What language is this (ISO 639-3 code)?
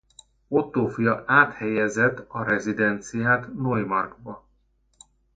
hun